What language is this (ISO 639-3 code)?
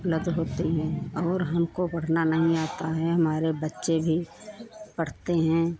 hin